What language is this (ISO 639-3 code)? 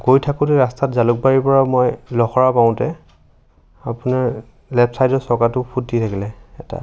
asm